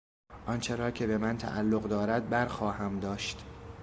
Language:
Persian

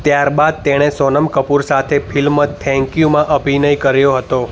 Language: Gujarati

